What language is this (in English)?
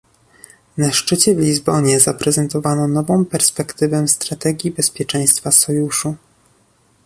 Polish